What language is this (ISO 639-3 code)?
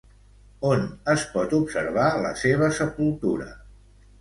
cat